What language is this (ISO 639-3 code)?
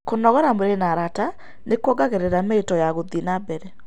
kik